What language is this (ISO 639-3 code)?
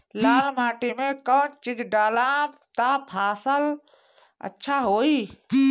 bho